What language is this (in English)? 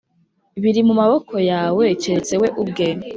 Kinyarwanda